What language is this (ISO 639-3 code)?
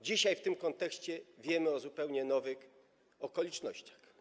pol